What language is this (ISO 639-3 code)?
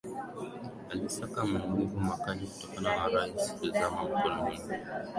swa